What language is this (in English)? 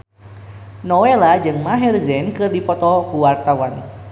Sundanese